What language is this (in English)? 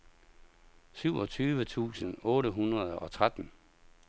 Danish